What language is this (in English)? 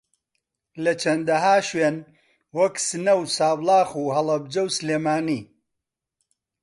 Central Kurdish